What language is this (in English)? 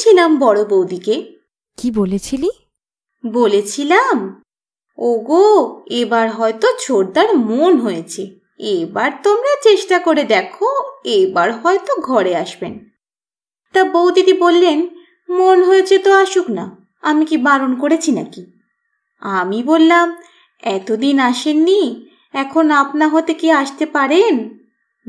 Bangla